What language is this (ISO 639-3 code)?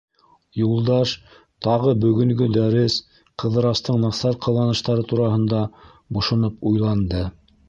bak